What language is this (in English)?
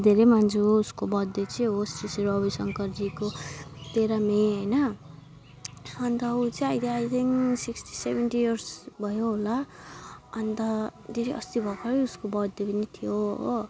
Nepali